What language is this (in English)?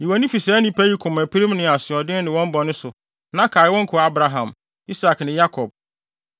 Akan